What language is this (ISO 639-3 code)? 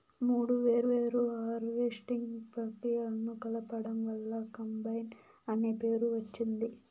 tel